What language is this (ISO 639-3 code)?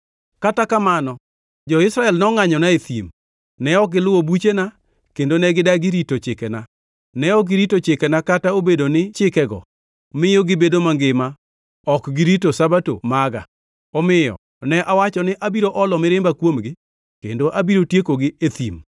luo